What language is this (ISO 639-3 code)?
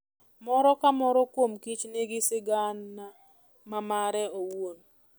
luo